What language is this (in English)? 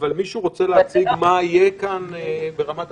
Hebrew